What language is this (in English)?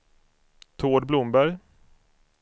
Swedish